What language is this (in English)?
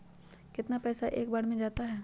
Magahi